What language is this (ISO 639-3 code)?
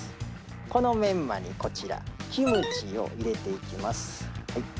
jpn